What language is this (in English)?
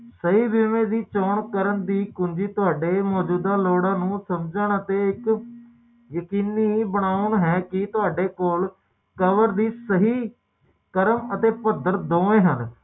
Punjabi